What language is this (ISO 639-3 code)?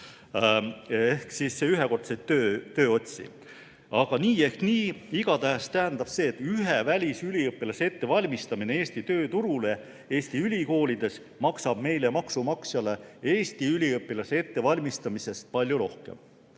est